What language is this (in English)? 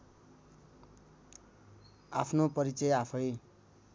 Nepali